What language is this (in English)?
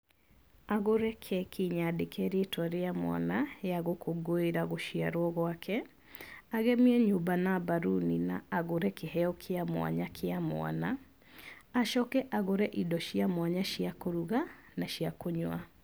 Kikuyu